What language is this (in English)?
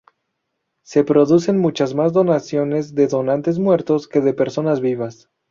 Spanish